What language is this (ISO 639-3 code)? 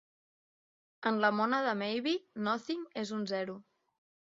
cat